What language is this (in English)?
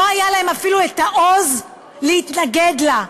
Hebrew